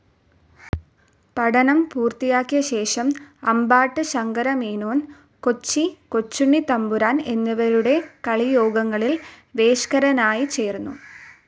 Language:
Malayalam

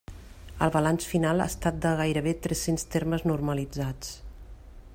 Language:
Catalan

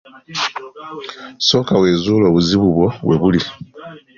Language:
Ganda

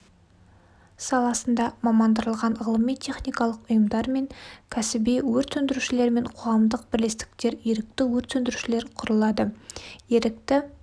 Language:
Kazakh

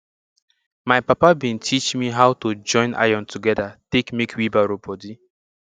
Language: Nigerian Pidgin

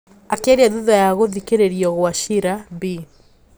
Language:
Kikuyu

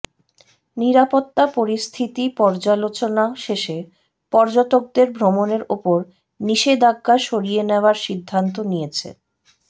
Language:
Bangla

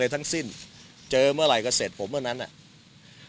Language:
Thai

